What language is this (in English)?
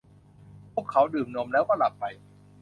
Thai